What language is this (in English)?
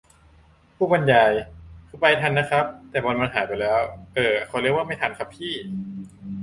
Thai